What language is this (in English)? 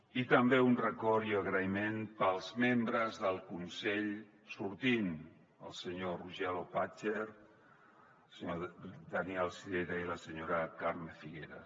Catalan